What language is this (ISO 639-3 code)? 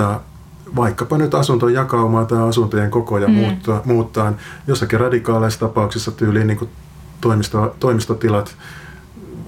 fin